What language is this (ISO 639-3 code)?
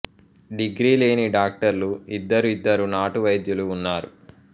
tel